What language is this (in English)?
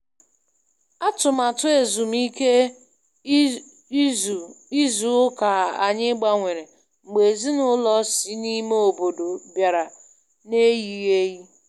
Igbo